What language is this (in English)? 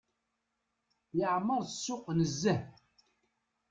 Kabyle